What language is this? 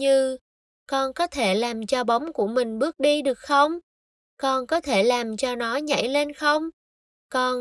Vietnamese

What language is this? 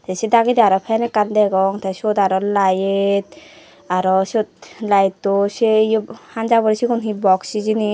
Chakma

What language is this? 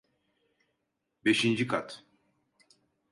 Turkish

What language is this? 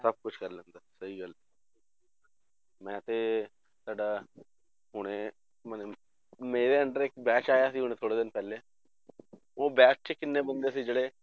Punjabi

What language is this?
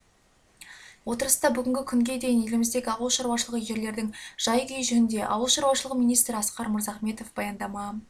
Kazakh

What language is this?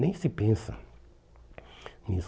Portuguese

